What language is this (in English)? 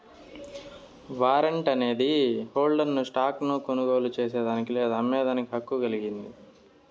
Telugu